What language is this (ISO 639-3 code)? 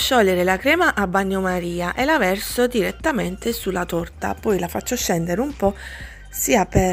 ita